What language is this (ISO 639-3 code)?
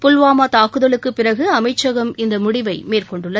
tam